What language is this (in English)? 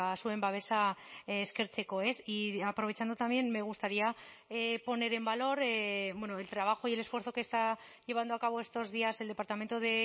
Spanish